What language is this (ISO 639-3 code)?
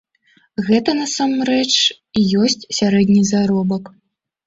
bel